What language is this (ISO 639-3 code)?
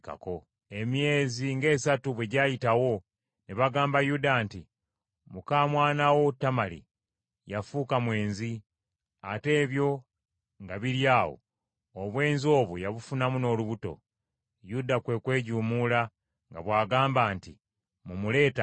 lug